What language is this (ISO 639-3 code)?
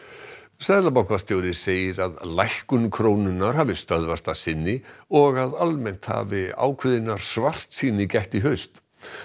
isl